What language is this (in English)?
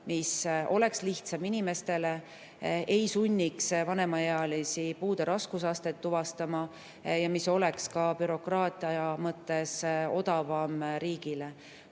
Estonian